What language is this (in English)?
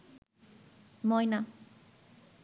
Bangla